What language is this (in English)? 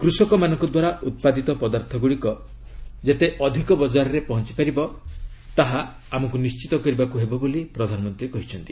Odia